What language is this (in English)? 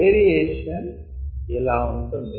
Telugu